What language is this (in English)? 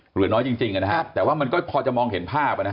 Thai